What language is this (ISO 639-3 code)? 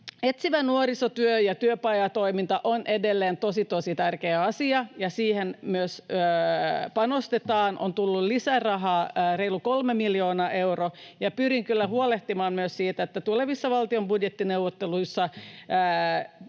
fin